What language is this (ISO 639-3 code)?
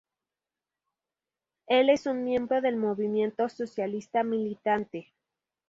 spa